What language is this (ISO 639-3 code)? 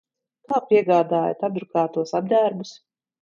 lav